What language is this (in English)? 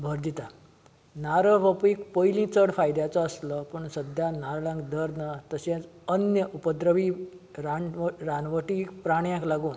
Konkani